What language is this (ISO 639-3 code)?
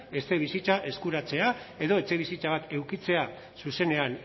eus